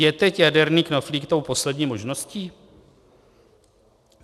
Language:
Czech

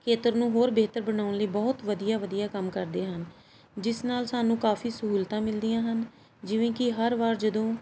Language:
Punjabi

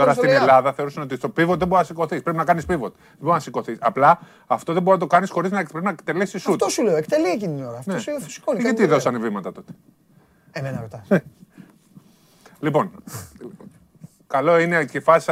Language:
Greek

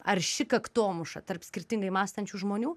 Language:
Lithuanian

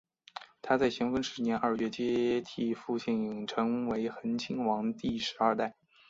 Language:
Chinese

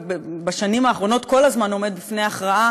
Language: Hebrew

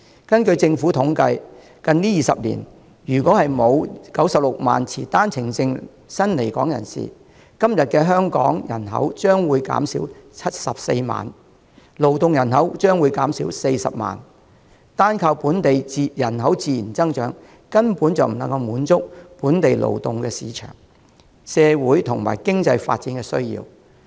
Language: Cantonese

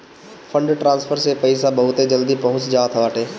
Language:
Bhojpuri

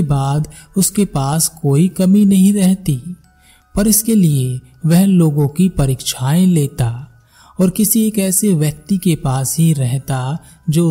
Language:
Hindi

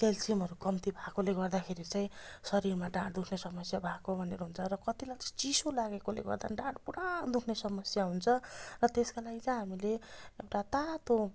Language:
Nepali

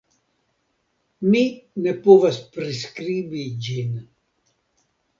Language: Esperanto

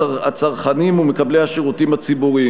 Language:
Hebrew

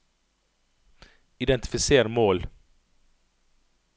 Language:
Norwegian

